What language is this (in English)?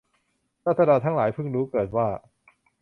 Thai